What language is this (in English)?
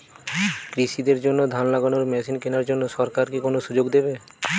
Bangla